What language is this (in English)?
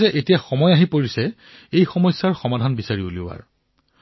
Assamese